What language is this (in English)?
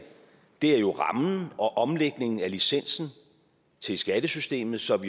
Danish